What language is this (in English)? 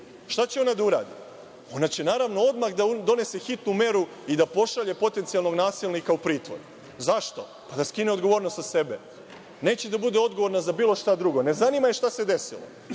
Serbian